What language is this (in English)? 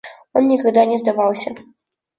Russian